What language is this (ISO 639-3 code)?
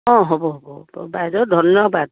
asm